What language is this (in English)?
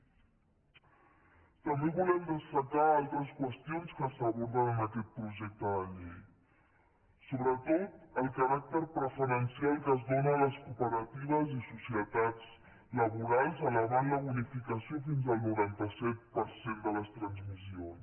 Catalan